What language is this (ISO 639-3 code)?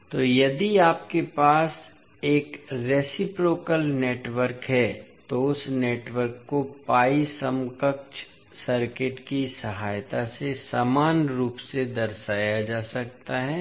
hin